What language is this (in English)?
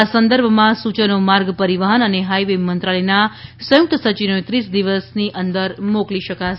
Gujarati